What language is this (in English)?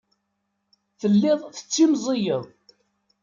Kabyle